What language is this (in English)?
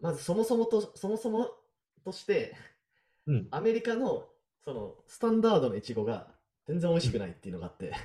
Japanese